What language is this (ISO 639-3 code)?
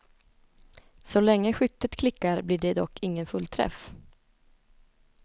swe